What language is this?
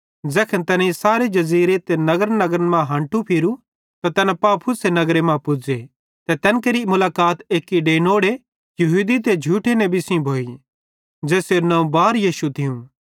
Bhadrawahi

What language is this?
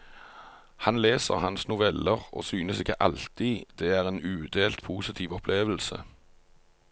Norwegian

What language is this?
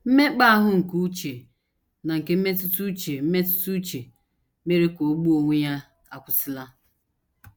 Igbo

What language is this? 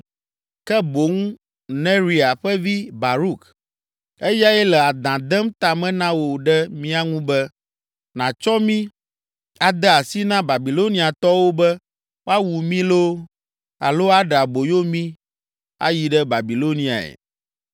Ewe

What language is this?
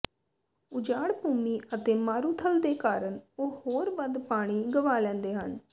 Punjabi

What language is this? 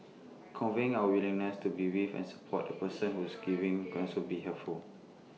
English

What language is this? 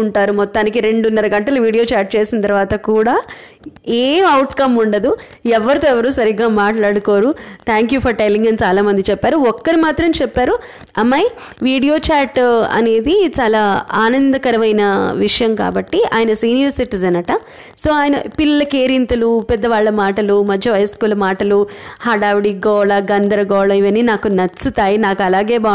Telugu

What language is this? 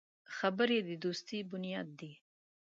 Pashto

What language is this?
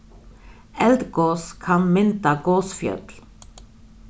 Faroese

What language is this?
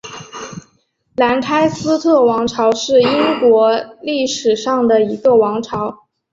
Chinese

